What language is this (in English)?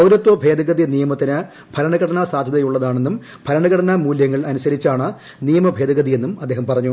Malayalam